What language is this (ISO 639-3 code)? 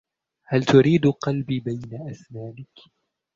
ara